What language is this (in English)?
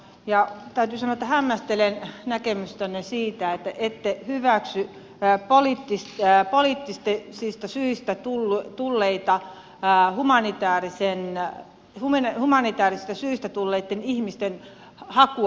Finnish